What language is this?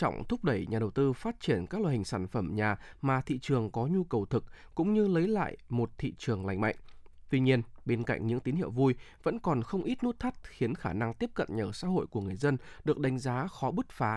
Vietnamese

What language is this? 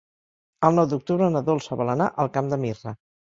Catalan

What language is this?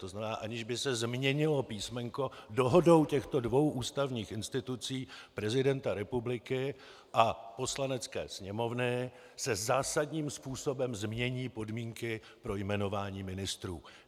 Czech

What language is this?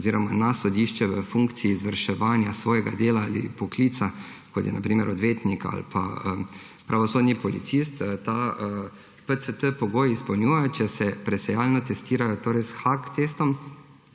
Slovenian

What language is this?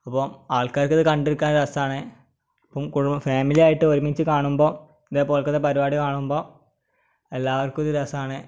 Malayalam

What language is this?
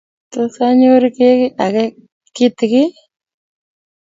Kalenjin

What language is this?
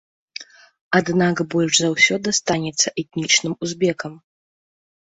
Belarusian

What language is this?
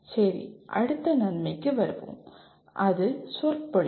Tamil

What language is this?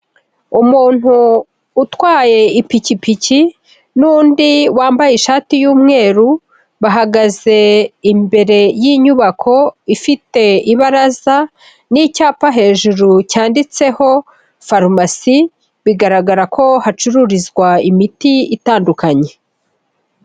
Kinyarwanda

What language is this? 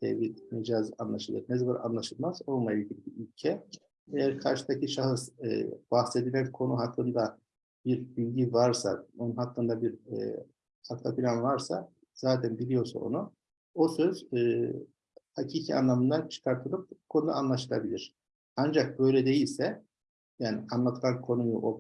Turkish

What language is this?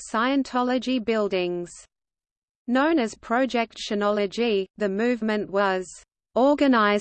English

